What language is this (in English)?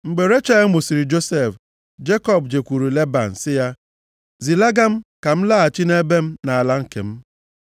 Igbo